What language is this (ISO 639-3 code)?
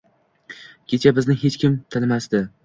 uzb